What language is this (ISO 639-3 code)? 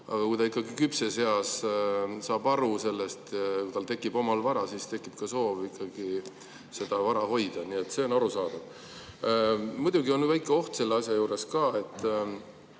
est